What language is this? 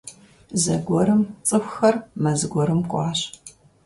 Kabardian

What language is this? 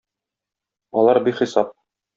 Tatar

